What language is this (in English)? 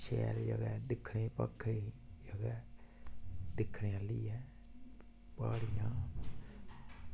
Dogri